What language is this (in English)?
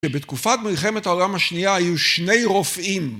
Hebrew